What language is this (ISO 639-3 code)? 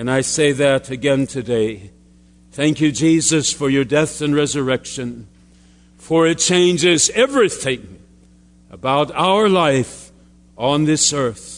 eng